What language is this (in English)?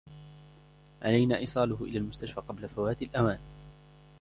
Arabic